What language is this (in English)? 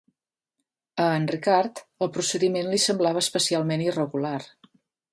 Catalan